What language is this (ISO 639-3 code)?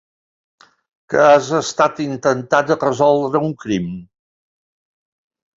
cat